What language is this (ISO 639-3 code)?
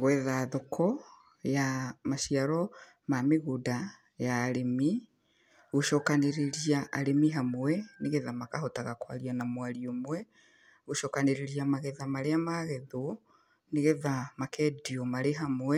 kik